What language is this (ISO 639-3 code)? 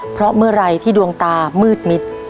tha